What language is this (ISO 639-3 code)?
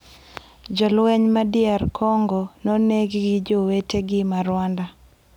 luo